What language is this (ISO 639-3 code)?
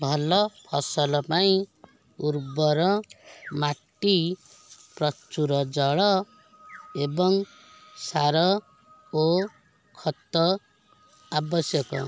ori